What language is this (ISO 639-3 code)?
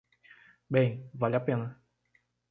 por